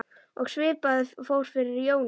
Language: Icelandic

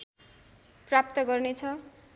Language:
Nepali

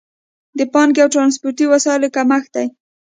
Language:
Pashto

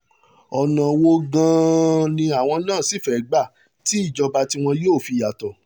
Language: Yoruba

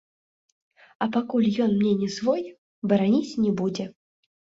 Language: Belarusian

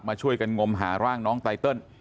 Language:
Thai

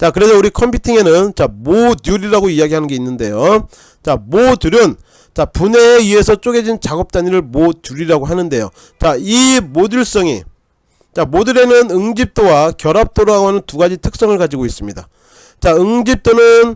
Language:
Korean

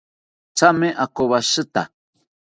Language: South Ucayali Ashéninka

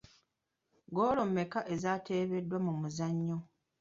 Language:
Ganda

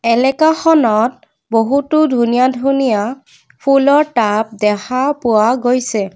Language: Assamese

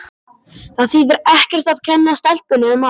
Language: Icelandic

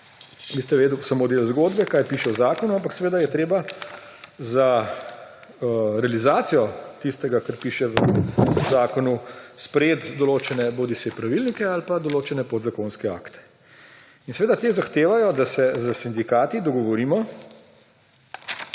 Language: Slovenian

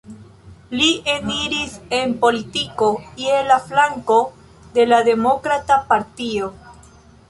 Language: Esperanto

